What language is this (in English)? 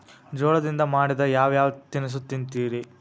Kannada